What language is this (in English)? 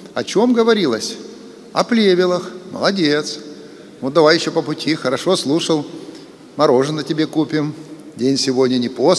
Russian